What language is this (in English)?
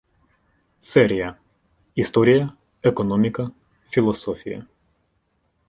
Ukrainian